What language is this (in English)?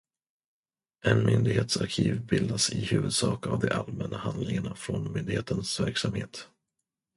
Swedish